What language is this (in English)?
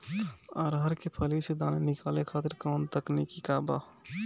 Bhojpuri